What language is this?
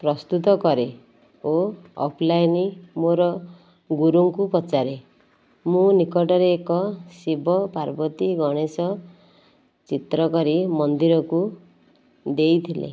Odia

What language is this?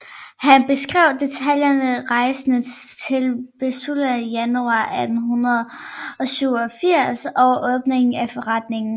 Danish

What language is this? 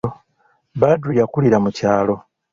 Ganda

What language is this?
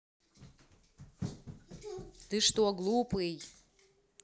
Russian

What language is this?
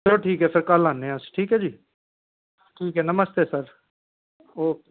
Dogri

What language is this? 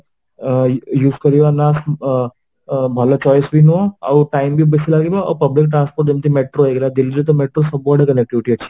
Odia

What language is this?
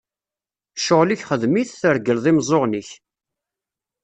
Kabyle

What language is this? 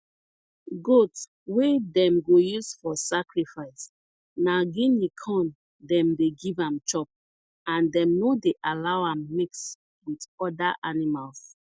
Nigerian Pidgin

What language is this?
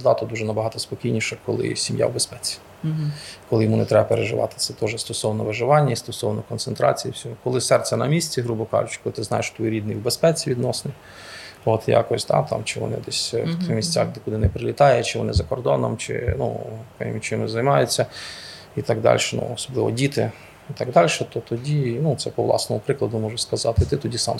Ukrainian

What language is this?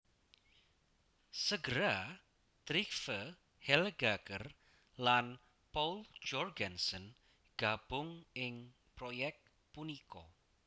Javanese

